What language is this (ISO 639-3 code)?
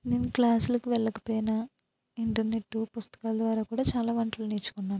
tel